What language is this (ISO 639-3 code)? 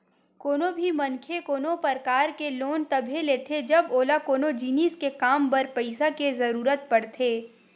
hne